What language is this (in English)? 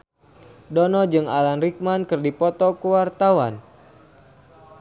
Sundanese